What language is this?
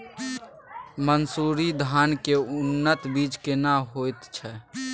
Maithili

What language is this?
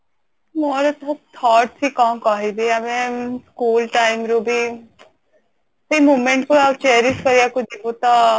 Odia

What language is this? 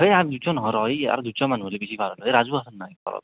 Assamese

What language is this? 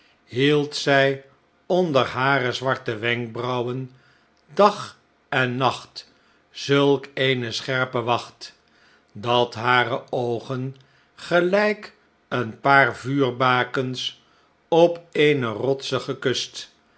Dutch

